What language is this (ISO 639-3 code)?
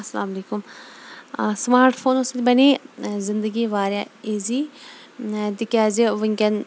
kas